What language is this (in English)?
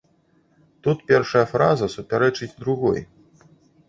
Belarusian